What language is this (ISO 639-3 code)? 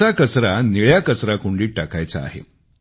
mar